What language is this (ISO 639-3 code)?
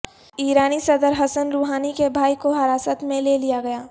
urd